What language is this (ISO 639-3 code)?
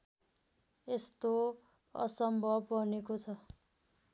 nep